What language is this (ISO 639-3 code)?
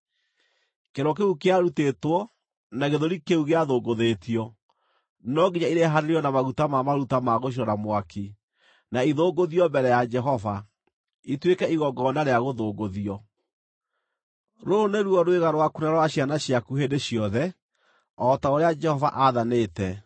kik